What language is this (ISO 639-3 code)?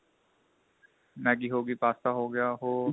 pan